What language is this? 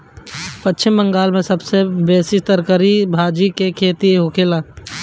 Bhojpuri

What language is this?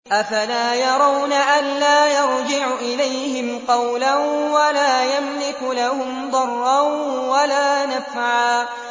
Arabic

